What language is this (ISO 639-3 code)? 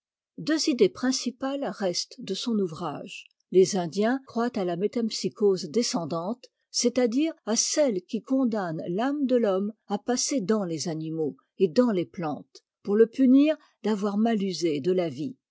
fra